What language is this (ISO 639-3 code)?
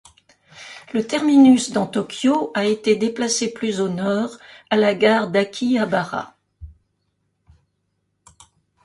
fra